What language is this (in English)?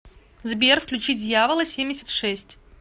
Russian